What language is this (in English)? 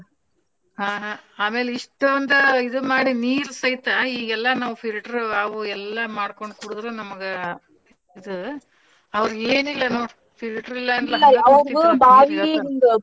Kannada